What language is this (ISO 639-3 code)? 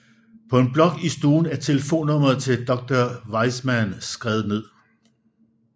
dan